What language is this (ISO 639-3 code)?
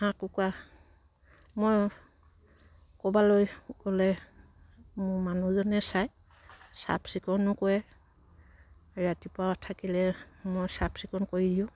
asm